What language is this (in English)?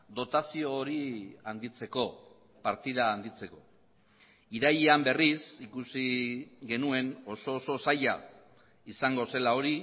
Basque